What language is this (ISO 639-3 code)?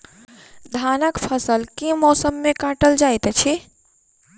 mai